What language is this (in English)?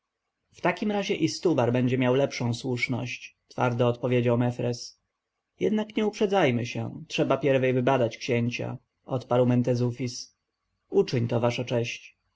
Polish